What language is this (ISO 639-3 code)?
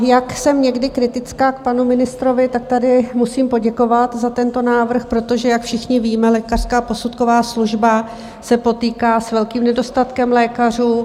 ces